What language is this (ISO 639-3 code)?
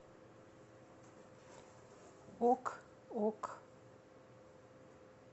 rus